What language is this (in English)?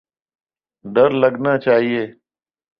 Urdu